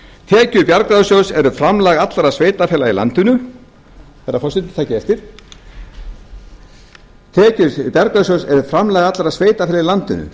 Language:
Icelandic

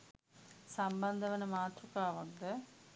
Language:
Sinhala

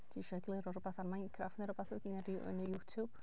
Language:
Welsh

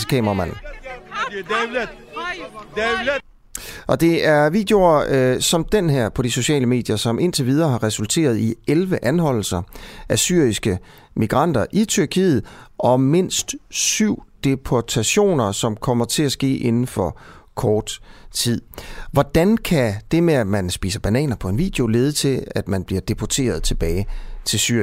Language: Danish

